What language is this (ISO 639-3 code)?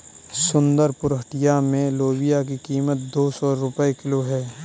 hin